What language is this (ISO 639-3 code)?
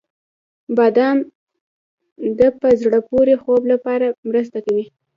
pus